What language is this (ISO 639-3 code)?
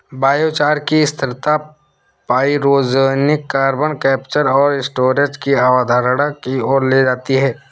hin